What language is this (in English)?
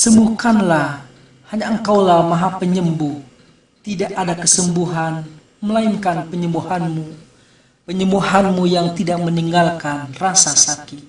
Indonesian